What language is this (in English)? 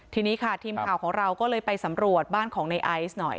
Thai